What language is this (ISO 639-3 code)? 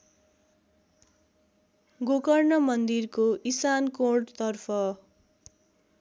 nep